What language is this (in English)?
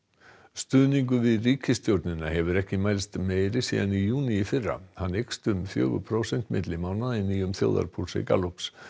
Icelandic